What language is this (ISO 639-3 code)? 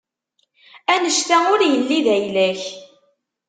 kab